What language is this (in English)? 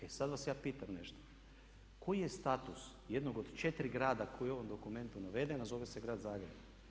Croatian